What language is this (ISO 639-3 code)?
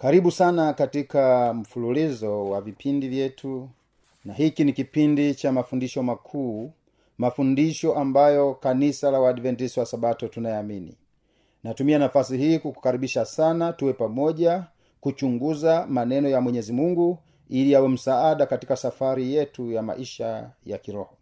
swa